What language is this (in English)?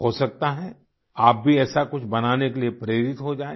Hindi